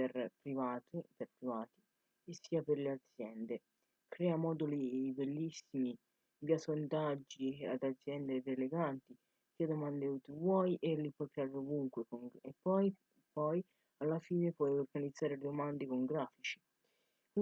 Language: Italian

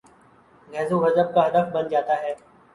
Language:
Urdu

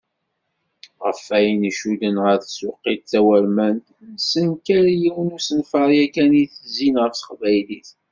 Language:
Kabyle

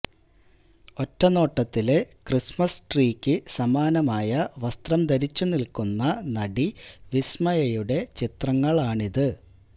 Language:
Malayalam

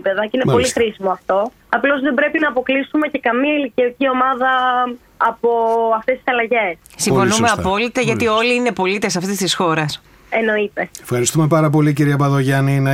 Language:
Greek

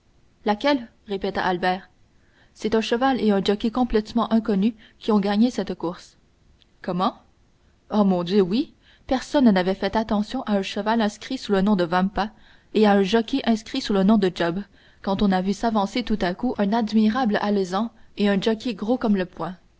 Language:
French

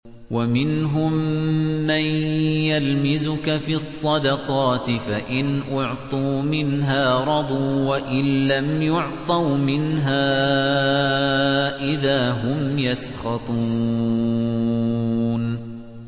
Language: Arabic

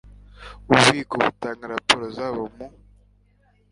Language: Kinyarwanda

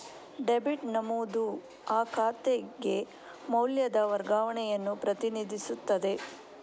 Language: Kannada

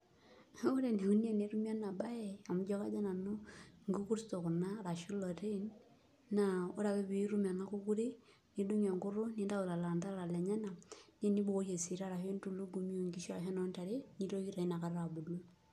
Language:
Masai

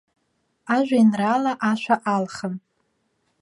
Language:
Abkhazian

